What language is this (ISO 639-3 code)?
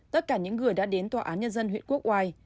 vie